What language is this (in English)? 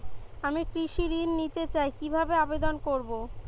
Bangla